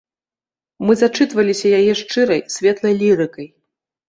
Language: Belarusian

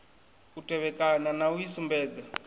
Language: Venda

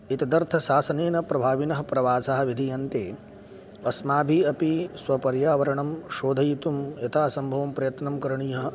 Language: Sanskrit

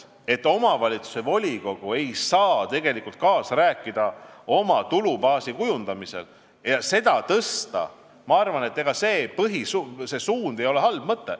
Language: Estonian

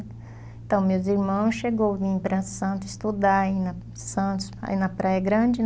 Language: Portuguese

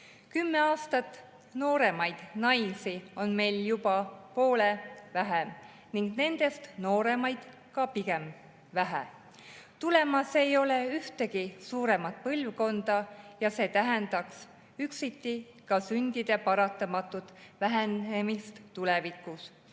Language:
Estonian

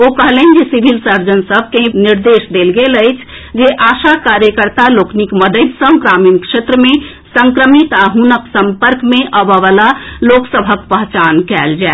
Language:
Maithili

